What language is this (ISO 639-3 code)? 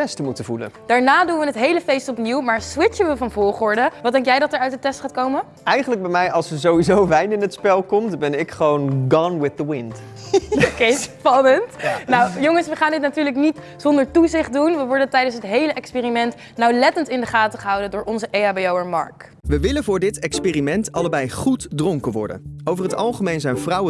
nld